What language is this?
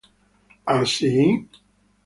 Italian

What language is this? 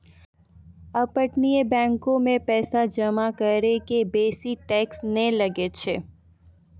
Maithili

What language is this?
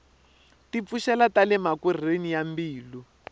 Tsonga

